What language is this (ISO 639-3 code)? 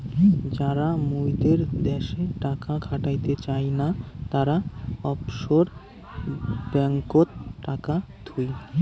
ben